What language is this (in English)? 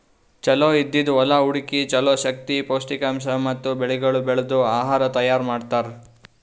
Kannada